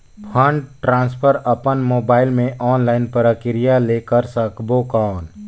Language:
Chhattisgarhi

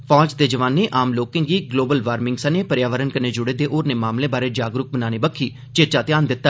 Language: Dogri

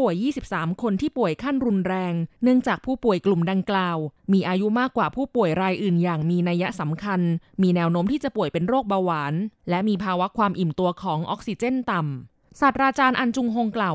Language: Thai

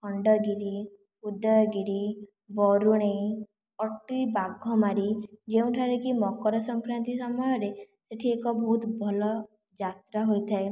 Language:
Odia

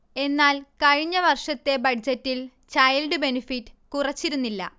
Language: Malayalam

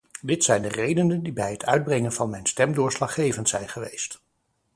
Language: Dutch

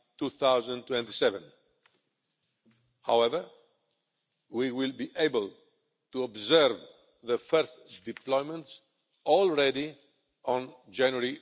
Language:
English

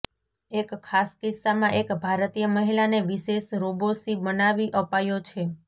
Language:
Gujarati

